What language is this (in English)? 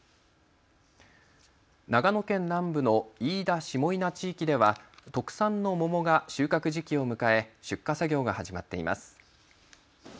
Japanese